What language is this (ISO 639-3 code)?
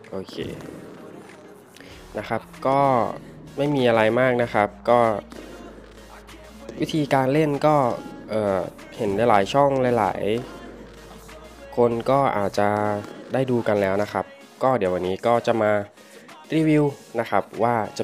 tha